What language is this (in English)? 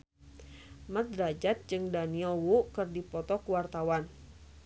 Sundanese